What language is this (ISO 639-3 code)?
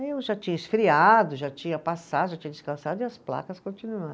por